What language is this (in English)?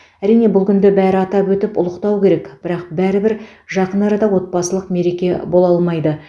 Kazakh